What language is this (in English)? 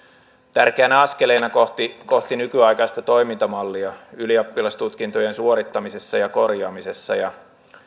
Finnish